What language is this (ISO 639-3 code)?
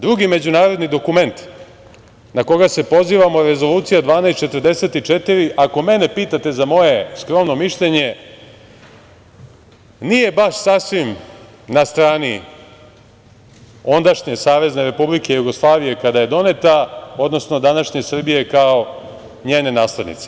srp